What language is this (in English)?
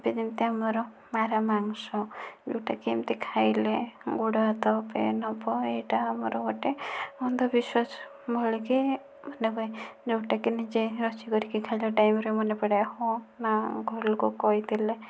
Odia